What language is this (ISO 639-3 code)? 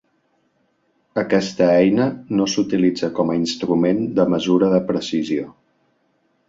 cat